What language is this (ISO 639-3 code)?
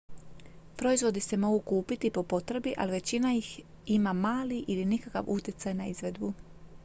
hrv